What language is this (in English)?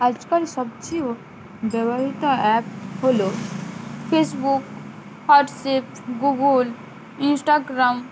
Bangla